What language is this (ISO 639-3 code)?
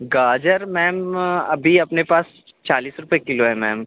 urd